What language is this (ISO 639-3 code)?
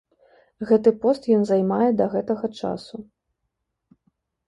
bel